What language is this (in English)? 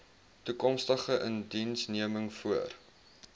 Afrikaans